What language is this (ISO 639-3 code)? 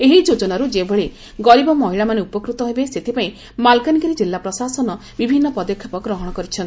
ori